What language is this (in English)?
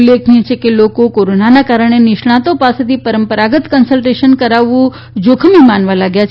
Gujarati